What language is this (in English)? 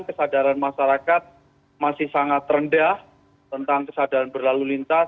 Indonesian